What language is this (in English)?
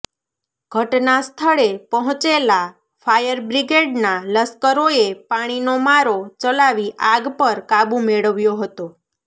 Gujarati